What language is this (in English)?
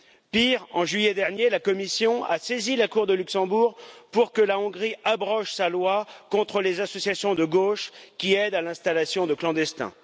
French